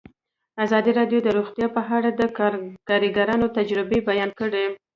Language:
Pashto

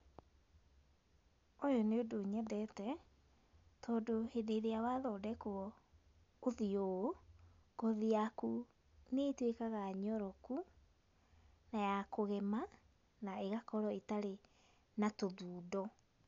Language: Kikuyu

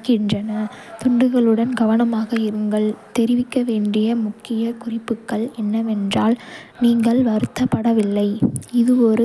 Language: Kota (India)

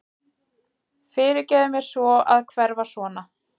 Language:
Icelandic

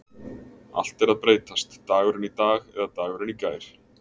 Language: Icelandic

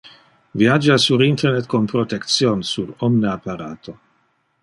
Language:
Interlingua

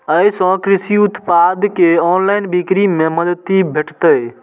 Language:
Maithili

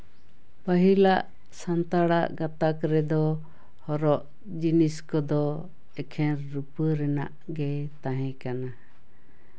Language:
Santali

